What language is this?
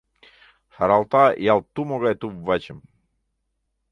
Mari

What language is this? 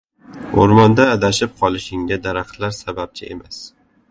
Uzbek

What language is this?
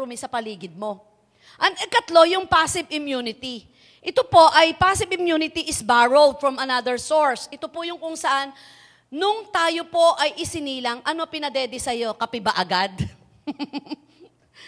Filipino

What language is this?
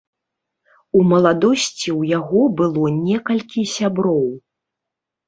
Belarusian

